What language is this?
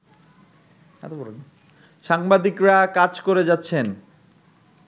Bangla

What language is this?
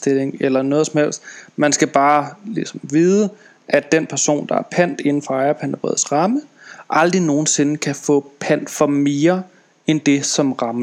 Danish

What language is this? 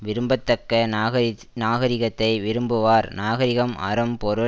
Tamil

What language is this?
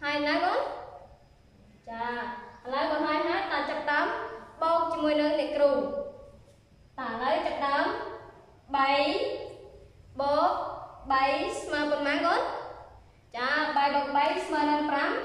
Vietnamese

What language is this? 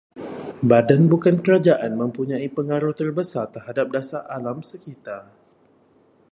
Malay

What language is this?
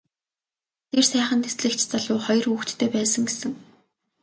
Mongolian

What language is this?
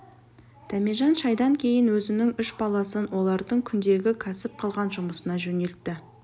Kazakh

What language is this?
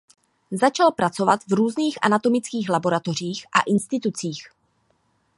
Czech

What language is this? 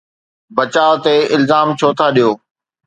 Sindhi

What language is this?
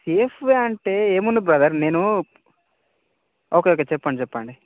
Telugu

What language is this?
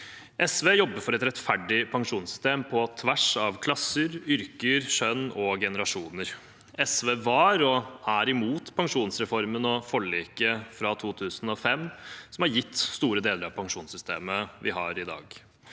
Norwegian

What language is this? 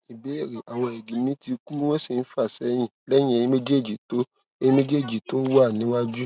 Yoruba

